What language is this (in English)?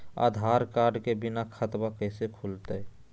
Magahi